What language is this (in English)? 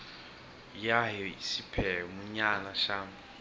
Tsonga